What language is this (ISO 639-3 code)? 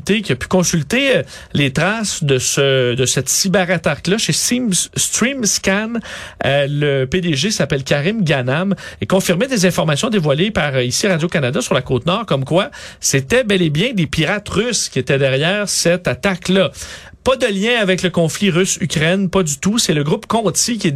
fra